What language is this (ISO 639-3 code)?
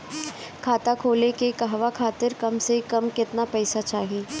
bho